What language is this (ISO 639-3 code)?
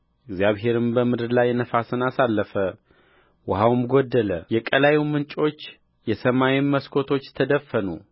amh